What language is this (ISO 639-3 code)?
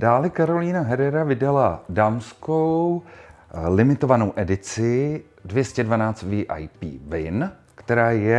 ces